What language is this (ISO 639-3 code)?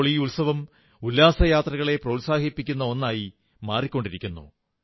mal